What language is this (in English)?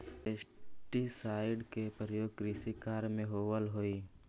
Magahi